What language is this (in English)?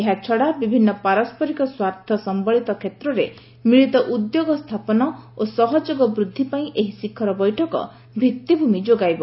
Odia